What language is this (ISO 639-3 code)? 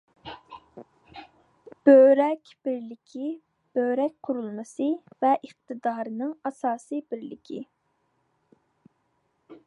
uig